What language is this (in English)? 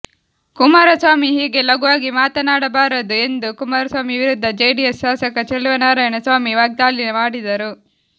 Kannada